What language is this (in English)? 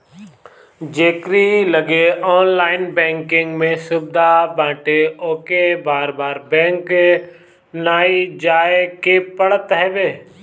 Bhojpuri